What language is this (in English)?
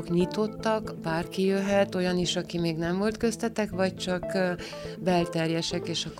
Hungarian